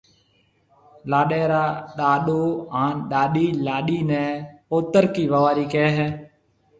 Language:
Marwari (Pakistan)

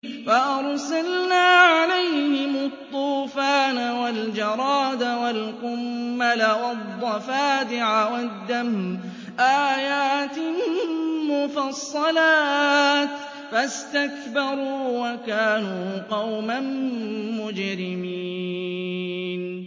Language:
Arabic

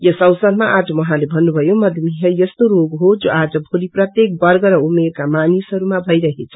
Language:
Nepali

